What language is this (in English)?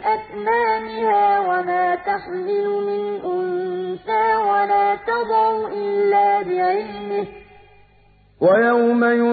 Arabic